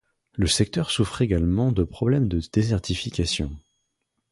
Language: French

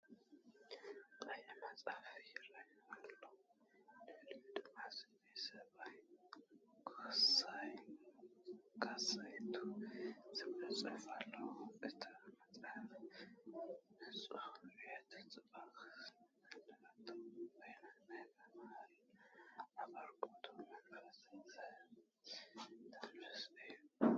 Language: Tigrinya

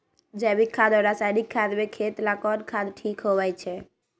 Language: Magahi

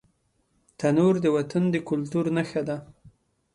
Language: Pashto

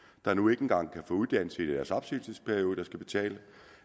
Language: Danish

